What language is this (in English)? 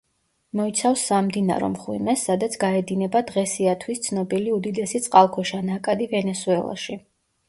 Georgian